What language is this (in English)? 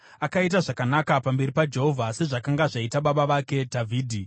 Shona